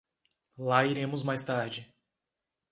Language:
Portuguese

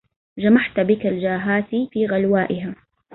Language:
Arabic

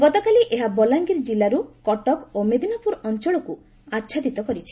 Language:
Odia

